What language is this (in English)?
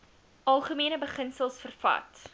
Afrikaans